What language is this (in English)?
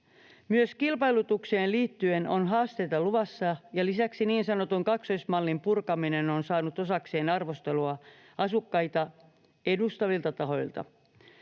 Finnish